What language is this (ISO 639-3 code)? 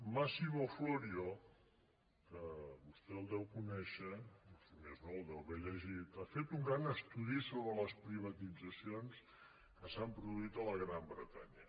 cat